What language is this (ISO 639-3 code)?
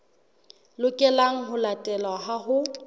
sot